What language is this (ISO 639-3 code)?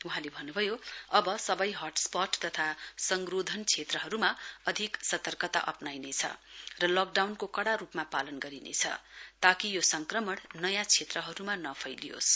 nep